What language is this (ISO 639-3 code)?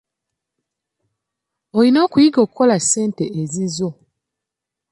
lug